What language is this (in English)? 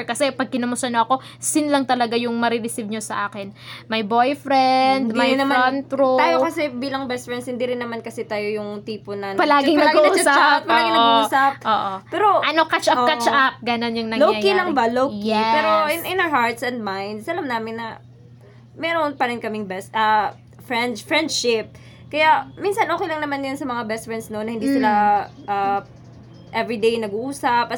Filipino